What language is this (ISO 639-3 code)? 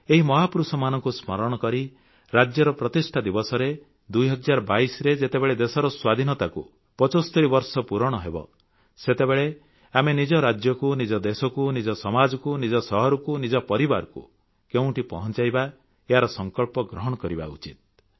ori